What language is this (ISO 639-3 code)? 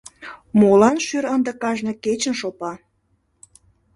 chm